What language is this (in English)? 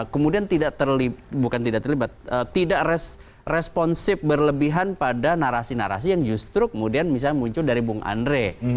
Indonesian